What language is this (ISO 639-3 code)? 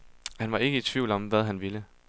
dan